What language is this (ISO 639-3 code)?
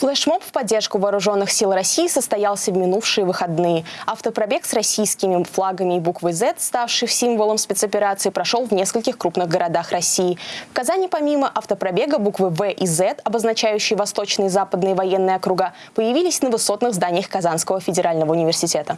rus